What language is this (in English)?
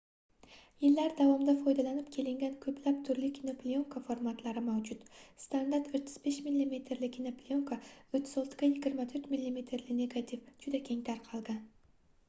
Uzbek